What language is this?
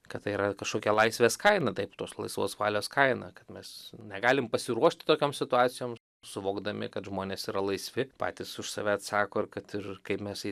Lithuanian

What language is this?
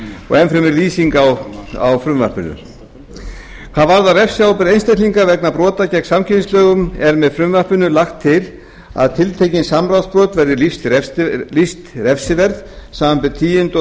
Icelandic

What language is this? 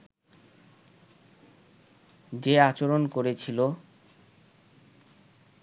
Bangla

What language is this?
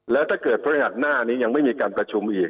Thai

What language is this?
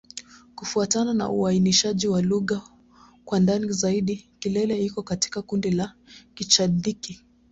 Swahili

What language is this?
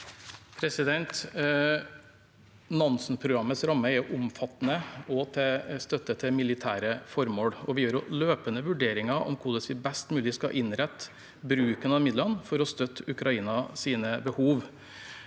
Norwegian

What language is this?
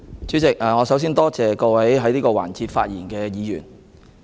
Cantonese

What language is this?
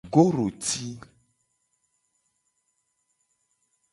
Gen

